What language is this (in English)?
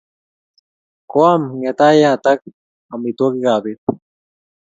Kalenjin